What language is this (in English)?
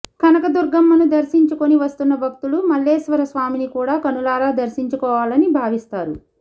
Telugu